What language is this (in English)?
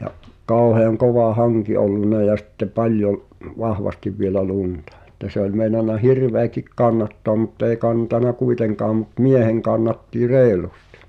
Finnish